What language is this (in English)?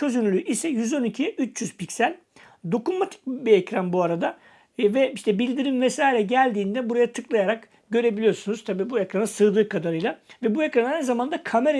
Turkish